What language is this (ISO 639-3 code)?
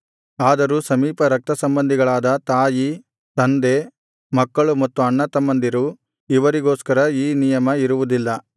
kan